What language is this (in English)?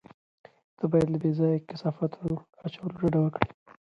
Pashto